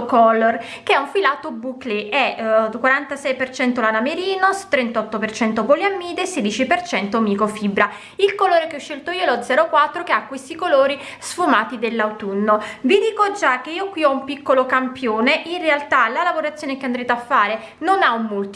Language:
Italian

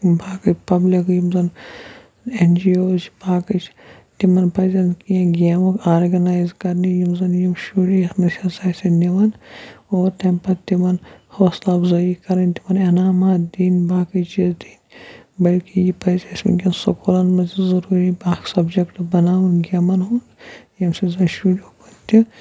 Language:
Kashmiri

